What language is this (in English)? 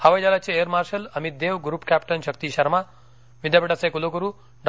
Marathi